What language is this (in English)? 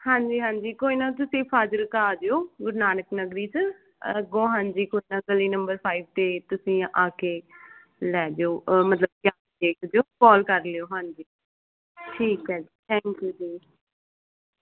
Punjabi